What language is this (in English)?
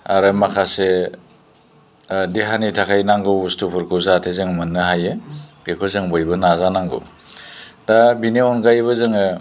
Bodo